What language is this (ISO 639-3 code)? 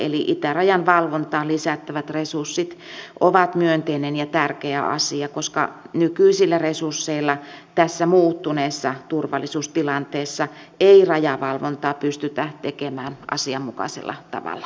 fin